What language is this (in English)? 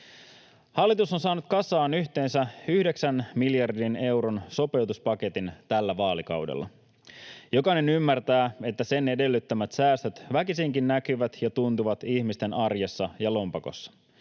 Finnish